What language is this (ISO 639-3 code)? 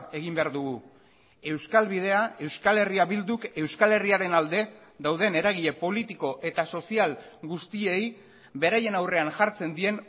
eus